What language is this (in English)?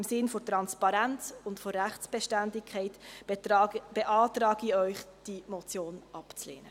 Swiss German